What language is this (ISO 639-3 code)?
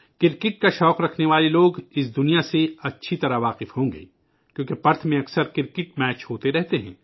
urd